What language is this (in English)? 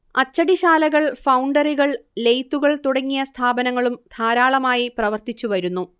Malayalam